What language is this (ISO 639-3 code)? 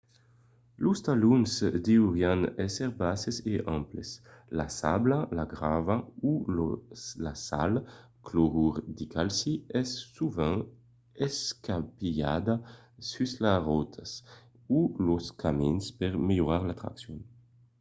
oci